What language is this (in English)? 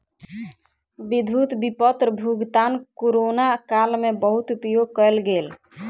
Maithili